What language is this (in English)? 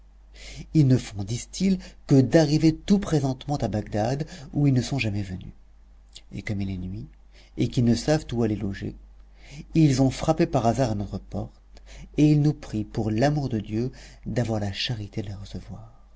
French